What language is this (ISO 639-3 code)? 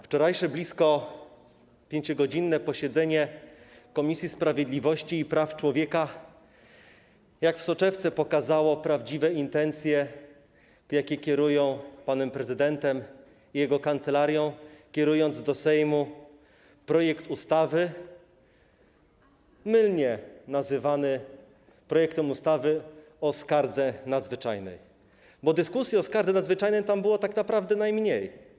pol